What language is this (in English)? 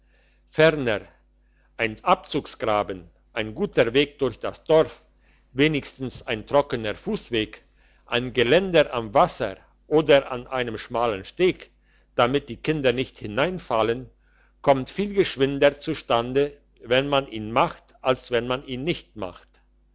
German